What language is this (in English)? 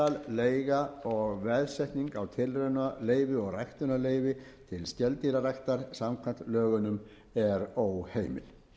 Icelandic